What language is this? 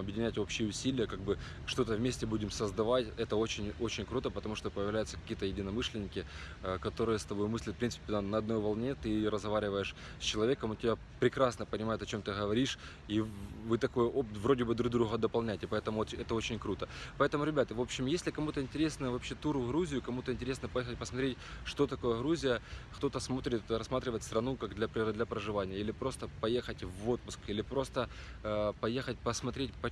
Russian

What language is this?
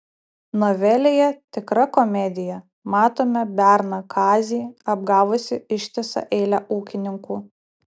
Lithuanian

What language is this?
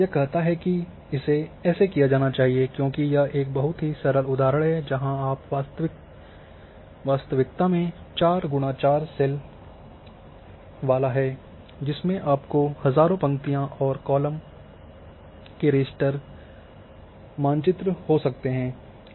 Hindi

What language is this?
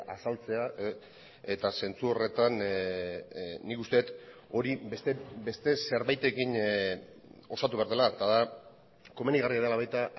Basque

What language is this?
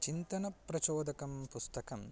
Sanskrit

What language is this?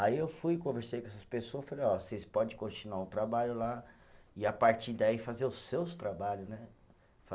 Portuguese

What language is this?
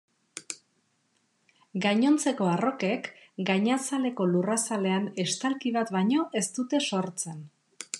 Basque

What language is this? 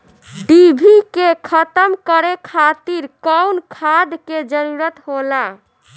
Bhojpuri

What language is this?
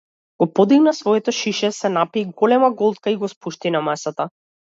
Macedonian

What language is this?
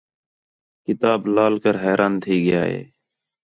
Khetrani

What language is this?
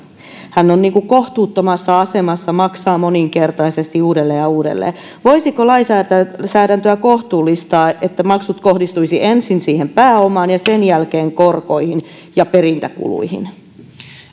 Finnish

